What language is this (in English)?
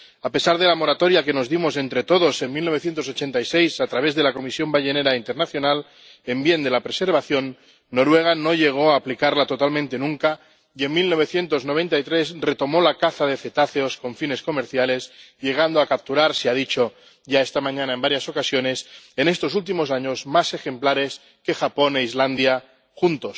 Spanish